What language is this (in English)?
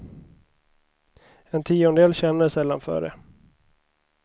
Swedish